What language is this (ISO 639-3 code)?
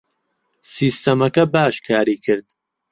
ckb